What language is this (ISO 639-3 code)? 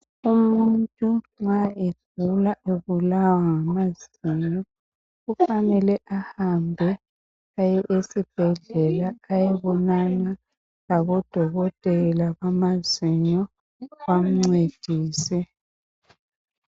nde